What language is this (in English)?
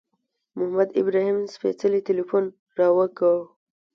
Pashto